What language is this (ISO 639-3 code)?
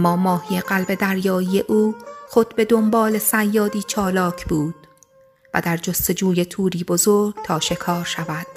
fas